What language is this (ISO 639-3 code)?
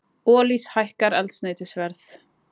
isl